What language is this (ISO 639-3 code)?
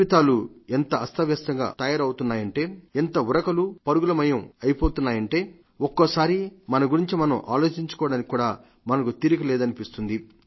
tel